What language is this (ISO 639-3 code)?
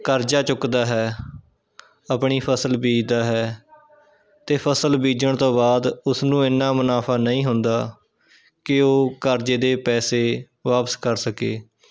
pan